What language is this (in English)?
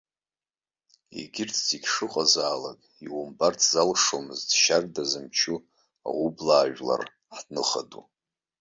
Abkhazian